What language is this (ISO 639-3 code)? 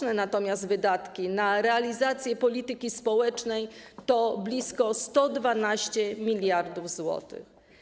pol